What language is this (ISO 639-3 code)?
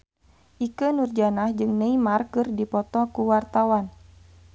sun